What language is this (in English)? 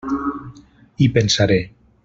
Catalan